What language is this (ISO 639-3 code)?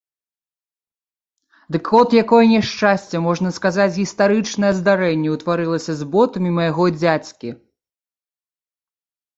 bel